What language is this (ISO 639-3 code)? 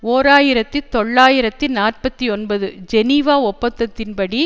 tam